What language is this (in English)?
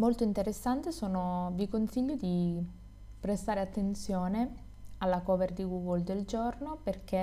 Italian